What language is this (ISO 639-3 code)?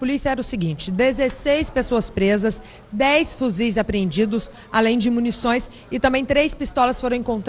por